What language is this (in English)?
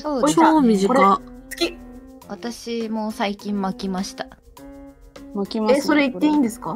Japanese